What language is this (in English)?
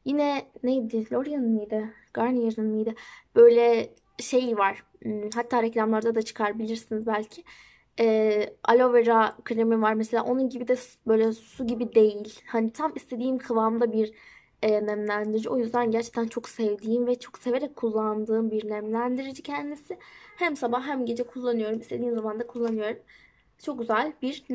Turkish